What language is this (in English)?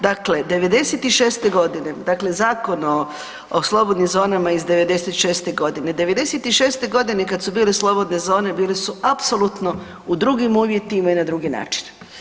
Croatian